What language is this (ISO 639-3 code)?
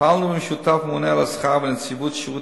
heb